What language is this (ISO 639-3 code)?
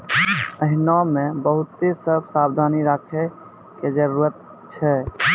mai